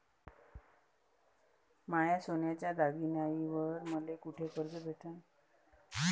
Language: Marathi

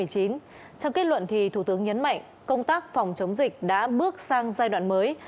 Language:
Vietnamese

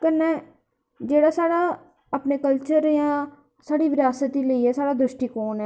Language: Dogri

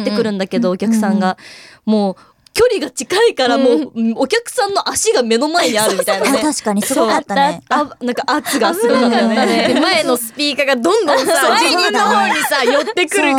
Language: Japanese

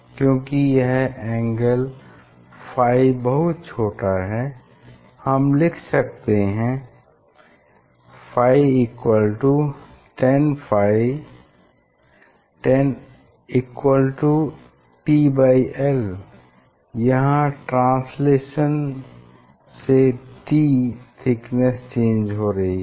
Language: Hindi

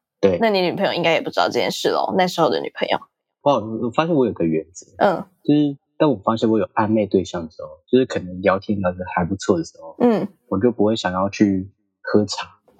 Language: Chinese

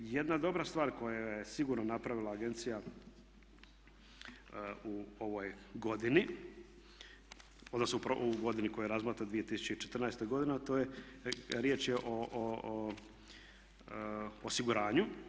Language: Croatian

